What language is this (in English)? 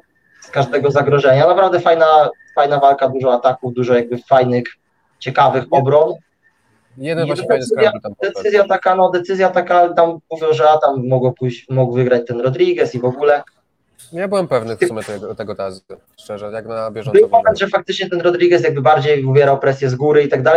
Polish